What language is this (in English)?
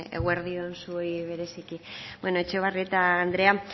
Basque